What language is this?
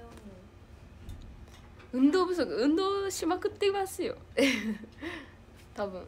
Japanese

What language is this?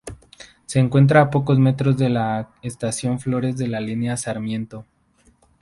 Spanish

